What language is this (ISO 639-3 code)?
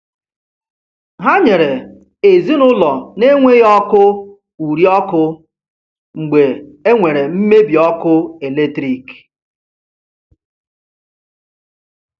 ibo